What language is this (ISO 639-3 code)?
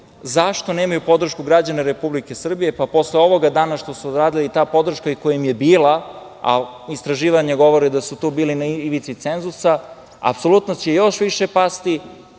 srp